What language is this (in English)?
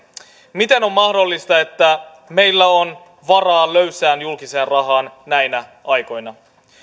Finnish